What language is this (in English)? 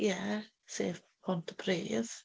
Welsh